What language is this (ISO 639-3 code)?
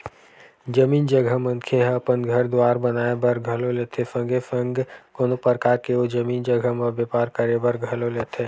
hne